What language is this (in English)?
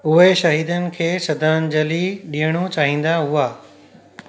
Sindhi